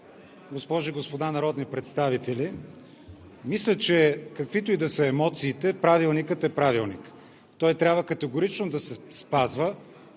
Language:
Bulgarian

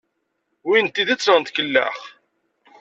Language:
Kabyle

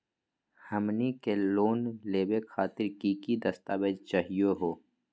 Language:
Magahi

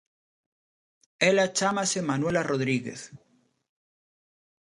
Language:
Galician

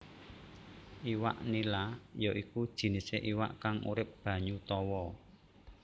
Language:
Javanese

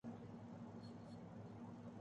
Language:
Urdu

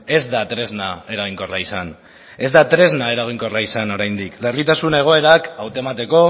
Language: Basque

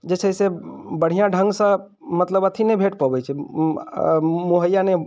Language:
Maithili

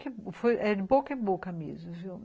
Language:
Portuguese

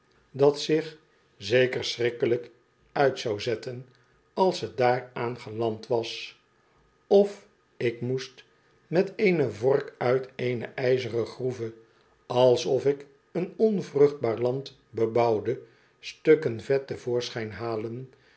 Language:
Dutch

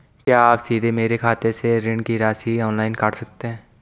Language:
Hindi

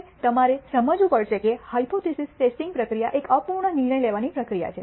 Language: Gujarati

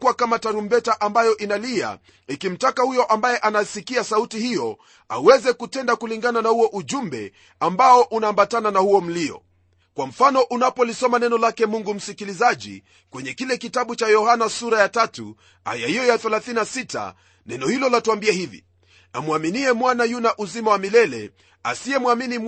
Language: Swahili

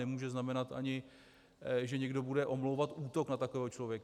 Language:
Czech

